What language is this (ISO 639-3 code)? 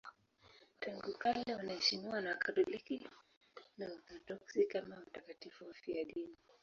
swa